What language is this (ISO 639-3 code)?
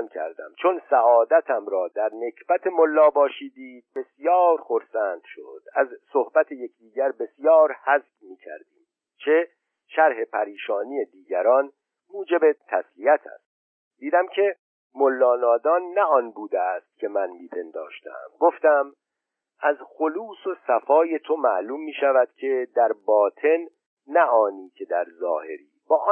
fas